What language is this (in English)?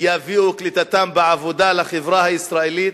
Hebrew